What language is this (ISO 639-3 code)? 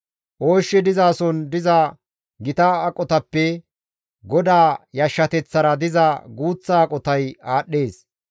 gmv